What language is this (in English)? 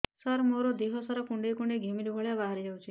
Odia